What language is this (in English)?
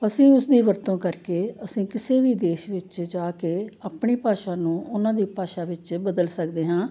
Punjabi